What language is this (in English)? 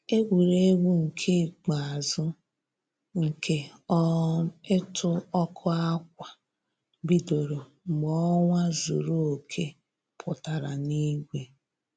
Igbo